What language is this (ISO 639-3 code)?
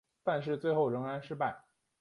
zho